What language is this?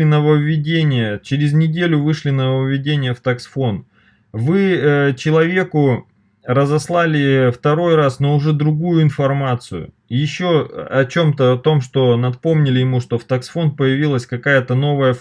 Russian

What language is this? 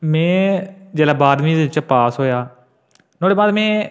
Dogri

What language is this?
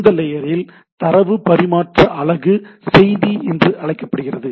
Tamil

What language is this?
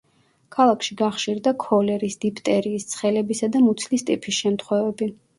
Georgian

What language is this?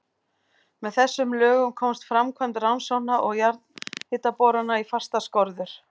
Icelandic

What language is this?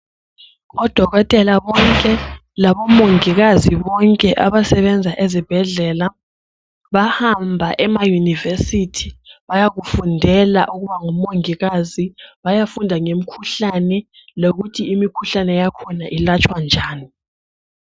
North Ndebele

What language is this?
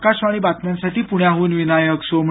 Marathi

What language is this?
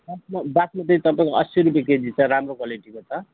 Nepali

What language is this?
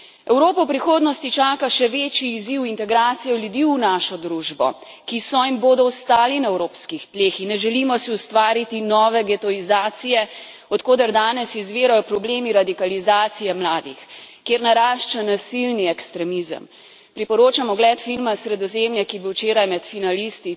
Slovenian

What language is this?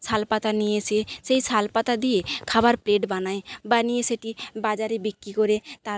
Bangla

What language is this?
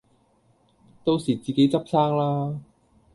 Cantonese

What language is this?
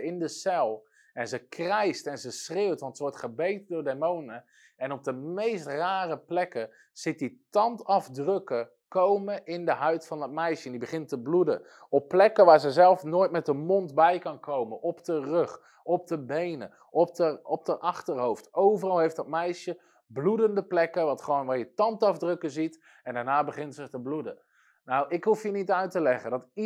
Dutch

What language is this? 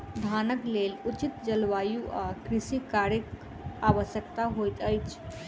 Maithili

